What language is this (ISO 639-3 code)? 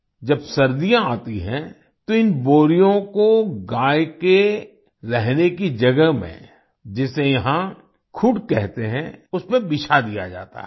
hin